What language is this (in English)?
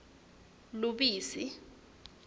Swati